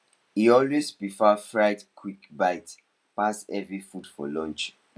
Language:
Nigerian Pidgin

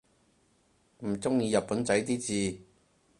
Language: Cantonese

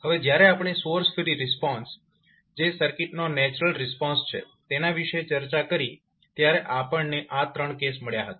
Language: Gujarati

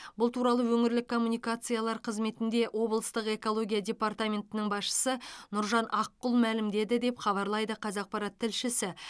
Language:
Kazakh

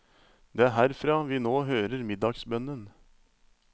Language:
Norwegian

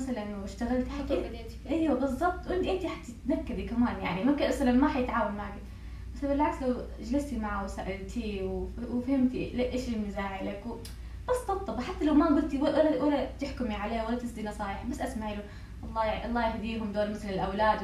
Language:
Arabic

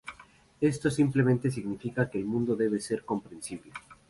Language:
Spanish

